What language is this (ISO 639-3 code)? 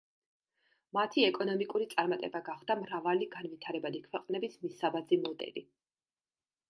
kat